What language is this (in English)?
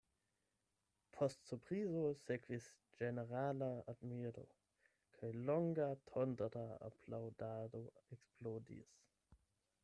Esperanto